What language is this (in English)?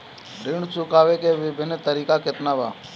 Bhojpuri